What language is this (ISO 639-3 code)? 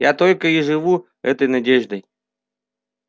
rus